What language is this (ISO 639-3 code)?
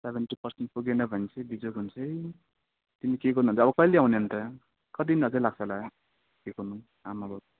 nep